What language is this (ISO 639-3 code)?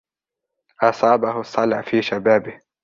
ara